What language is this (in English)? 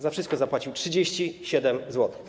Polish